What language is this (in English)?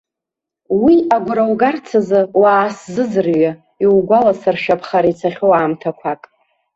Abkhazian